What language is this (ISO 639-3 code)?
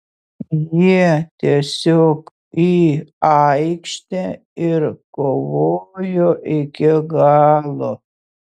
lit